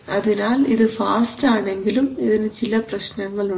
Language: Malayalam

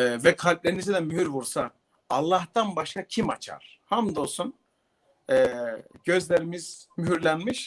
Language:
Turkish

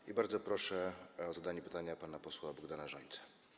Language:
Polish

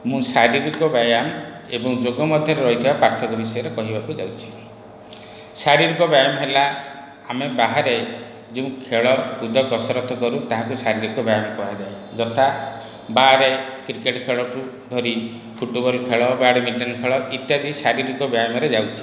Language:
Odia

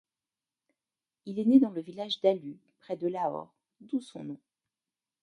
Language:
French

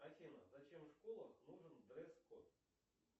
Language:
Russian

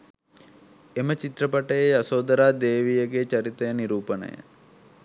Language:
Sinhala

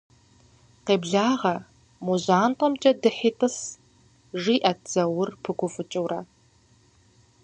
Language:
Kabardian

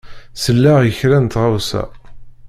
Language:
Kabyle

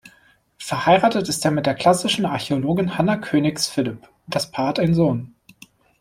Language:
German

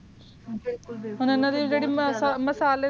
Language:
Punjabi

